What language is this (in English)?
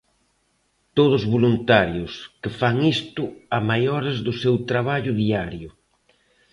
Galician